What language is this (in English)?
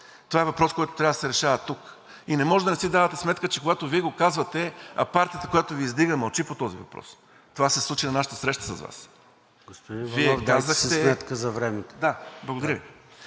Bulgarian